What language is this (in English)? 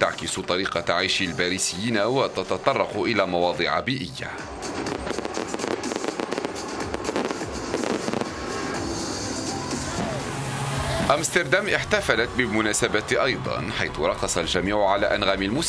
Arabic